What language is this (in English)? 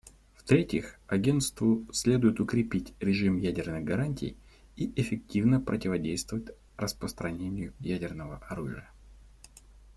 Russian